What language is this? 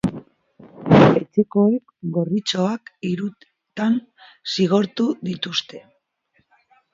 Basque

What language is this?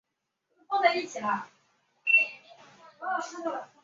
Chinese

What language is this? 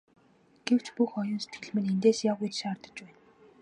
Mongolian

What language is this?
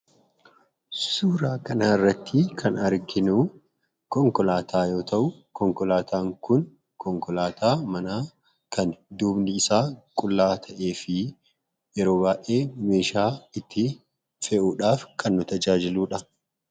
Oromo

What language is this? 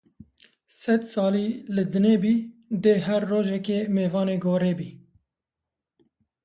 Kurdish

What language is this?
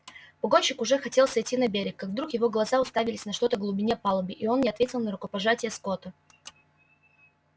Russian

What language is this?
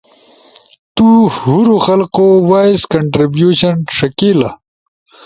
Ushojo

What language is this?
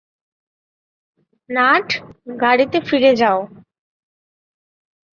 Bangla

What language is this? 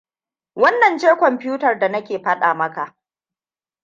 Hausa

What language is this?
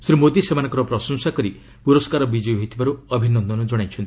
Odia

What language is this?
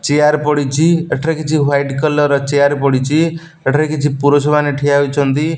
Odia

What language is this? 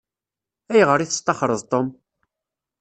Kabyle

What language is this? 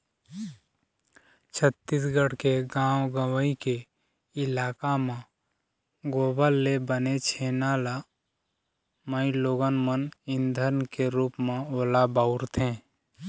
Chhattisgarhi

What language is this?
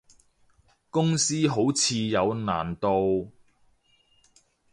Cantonese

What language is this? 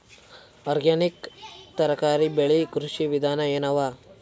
Kannada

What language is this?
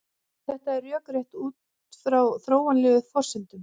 Icelandic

